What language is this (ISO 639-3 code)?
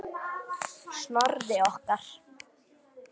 isl